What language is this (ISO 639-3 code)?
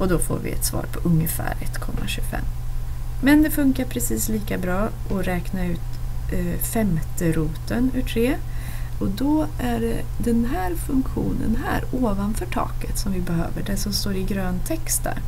swe